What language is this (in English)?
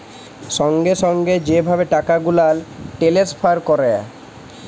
Bangla